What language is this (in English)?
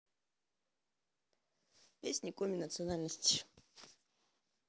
Russian